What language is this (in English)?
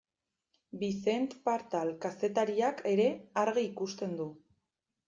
Basque